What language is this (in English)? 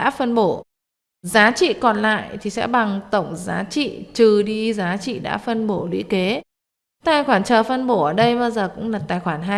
Vietnamese